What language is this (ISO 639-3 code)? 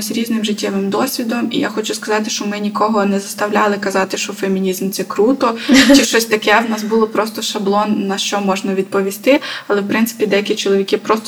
ukr